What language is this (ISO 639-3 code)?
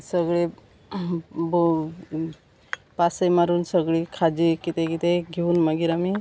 kok